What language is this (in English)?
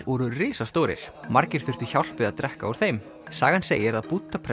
Icelandic